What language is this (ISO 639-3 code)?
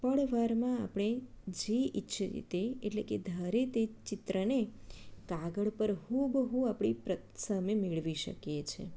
guj